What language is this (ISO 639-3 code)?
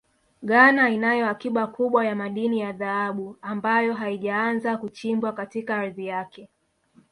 swa